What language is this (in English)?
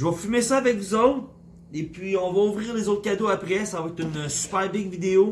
French